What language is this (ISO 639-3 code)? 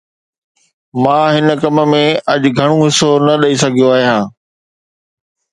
snd